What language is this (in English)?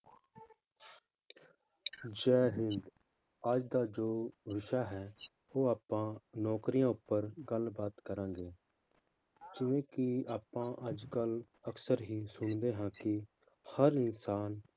Punjabi